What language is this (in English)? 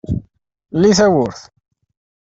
Kabyle